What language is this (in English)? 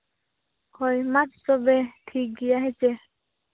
Santali